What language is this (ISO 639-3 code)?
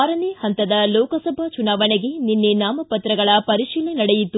kan